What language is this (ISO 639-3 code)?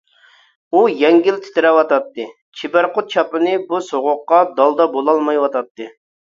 uig